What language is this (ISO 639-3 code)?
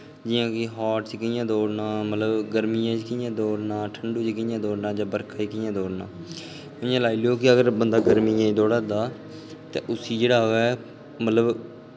doi